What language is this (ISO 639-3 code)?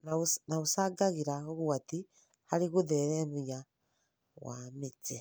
kik